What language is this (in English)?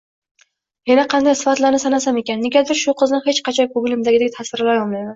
Uzbek